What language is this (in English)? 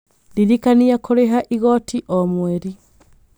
Kikuyu